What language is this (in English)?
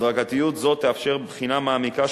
Hebrew